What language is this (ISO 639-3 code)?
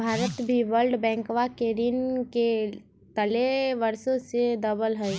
mag